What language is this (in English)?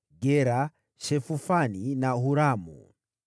Swahili